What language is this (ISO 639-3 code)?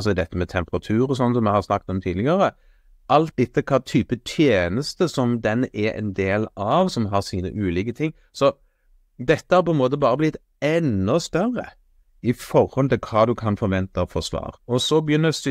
nor